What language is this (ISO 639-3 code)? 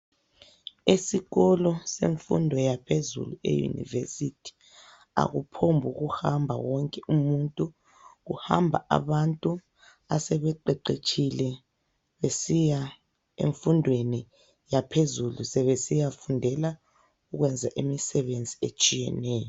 nde